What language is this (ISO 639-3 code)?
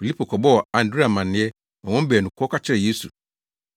aka